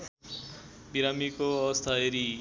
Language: Nepali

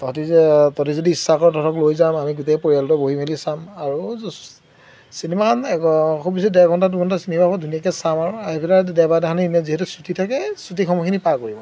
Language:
Assamese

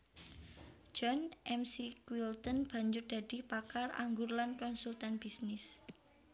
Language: Javanese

